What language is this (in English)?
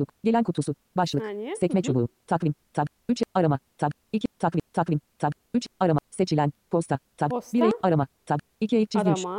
Turkish